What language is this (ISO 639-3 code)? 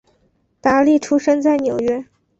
zho